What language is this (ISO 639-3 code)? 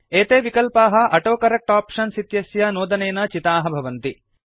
san